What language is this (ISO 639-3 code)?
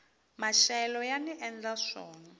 tso